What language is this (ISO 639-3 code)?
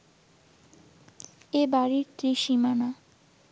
ben